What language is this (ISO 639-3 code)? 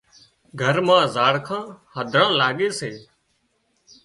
kxp